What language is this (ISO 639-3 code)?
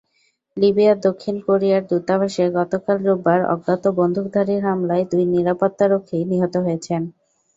ben